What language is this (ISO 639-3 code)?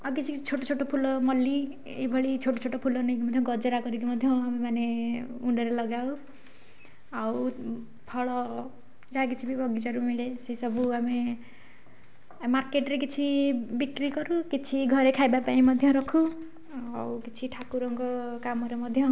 ori